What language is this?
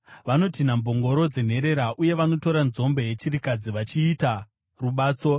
Shona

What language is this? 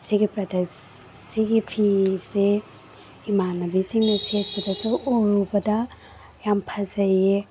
Manipuri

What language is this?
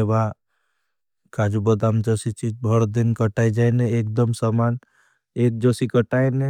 Bhili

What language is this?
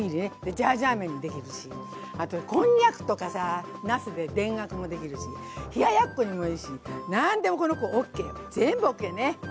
Japanese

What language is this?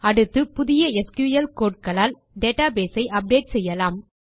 Tamil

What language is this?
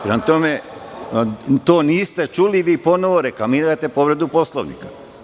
Serbian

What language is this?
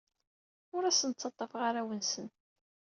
Kabyle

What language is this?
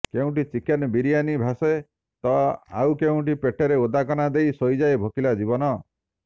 Odia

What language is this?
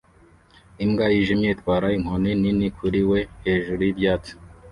Kinyarwanda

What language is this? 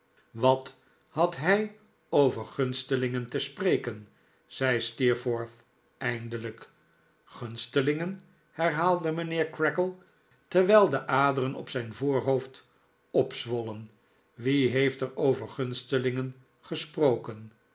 Dutch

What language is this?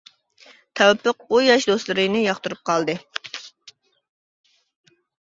Uyghur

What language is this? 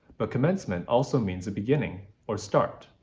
English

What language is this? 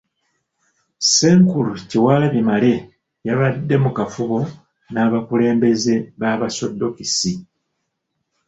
Ganda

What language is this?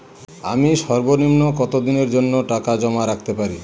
Bangla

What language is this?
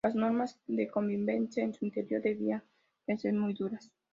Spanish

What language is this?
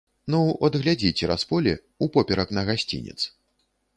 Belarusian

